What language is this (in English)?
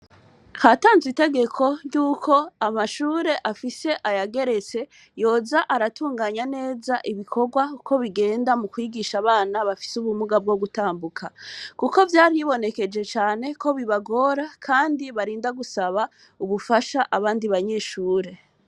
Rundi